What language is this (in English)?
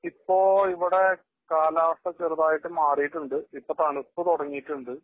Malayalam